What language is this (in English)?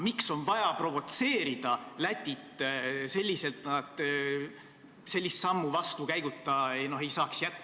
Estonian